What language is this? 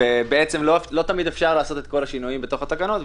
Hebrew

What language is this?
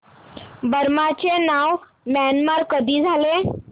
Marathi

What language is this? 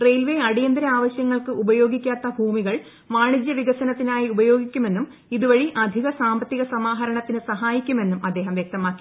Malayalam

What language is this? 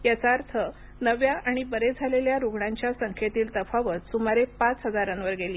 Marathi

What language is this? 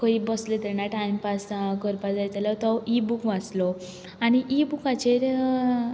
Konkani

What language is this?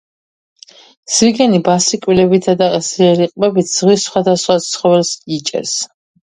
Georgian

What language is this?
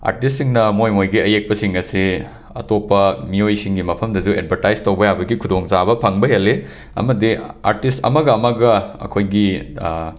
Manipuri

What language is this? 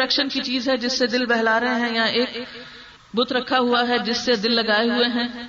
Urdu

